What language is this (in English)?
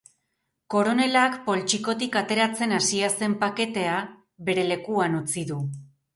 Basque